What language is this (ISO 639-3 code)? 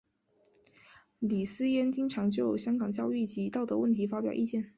zho